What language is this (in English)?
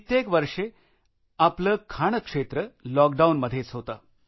Marathi